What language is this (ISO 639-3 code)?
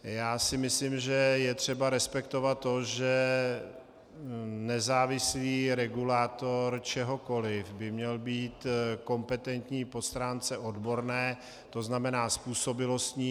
ces